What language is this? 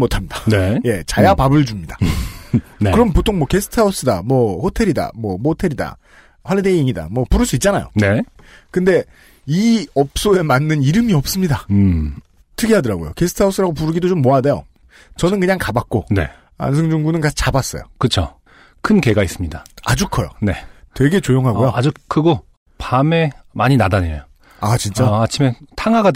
Korean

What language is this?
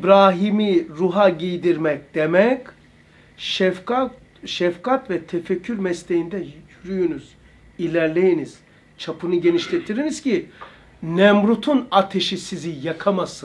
Turkish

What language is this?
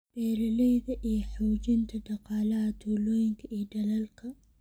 Somali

